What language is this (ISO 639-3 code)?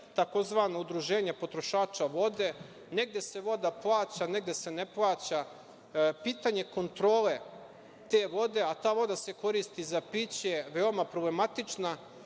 srp